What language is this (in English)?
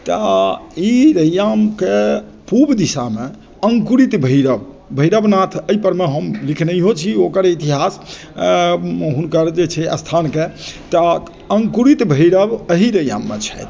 Maithili